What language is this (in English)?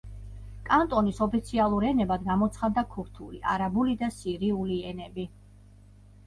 Georgian